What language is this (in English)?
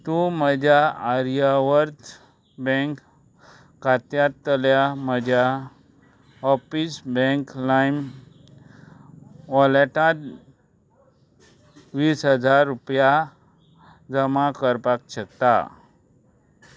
Konkani